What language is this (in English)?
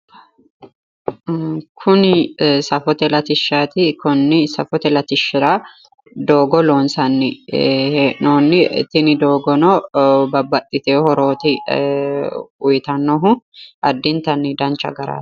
Sidamo